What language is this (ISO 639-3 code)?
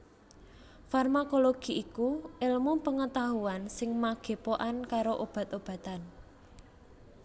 jav